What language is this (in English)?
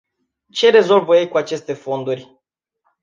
Romanian